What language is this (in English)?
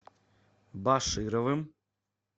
Russian